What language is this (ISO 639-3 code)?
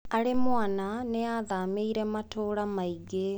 kik